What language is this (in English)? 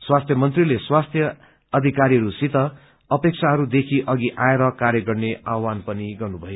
Nepali